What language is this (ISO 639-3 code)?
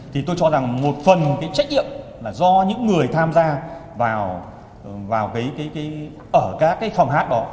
vie